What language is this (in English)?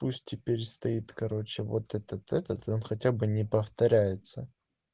Russian